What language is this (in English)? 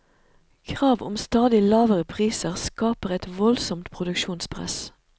Norwegian